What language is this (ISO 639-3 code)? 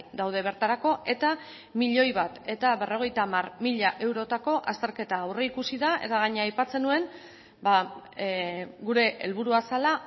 eus